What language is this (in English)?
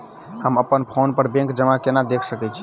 Maithili